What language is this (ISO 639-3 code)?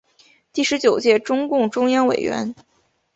zho